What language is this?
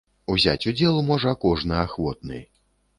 Belarusian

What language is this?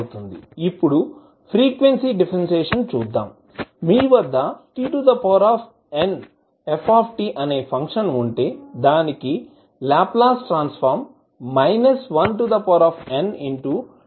Telugu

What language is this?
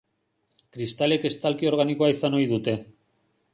Basque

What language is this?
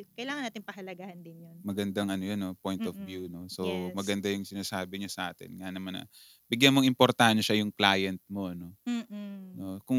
Filipino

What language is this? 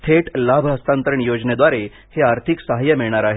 Marathi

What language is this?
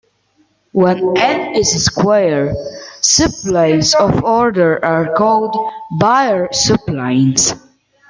English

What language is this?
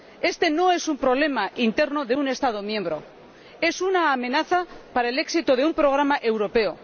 Spanish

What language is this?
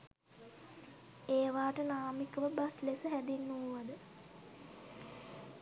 Sinhala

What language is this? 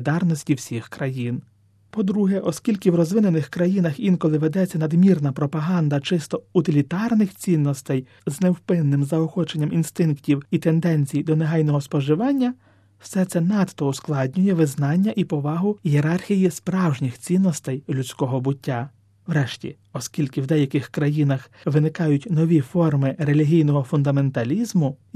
Ukrainian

